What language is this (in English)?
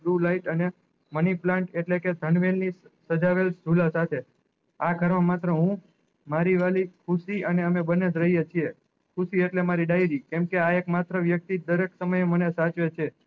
Gujarati